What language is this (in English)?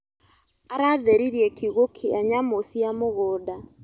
Kikuyu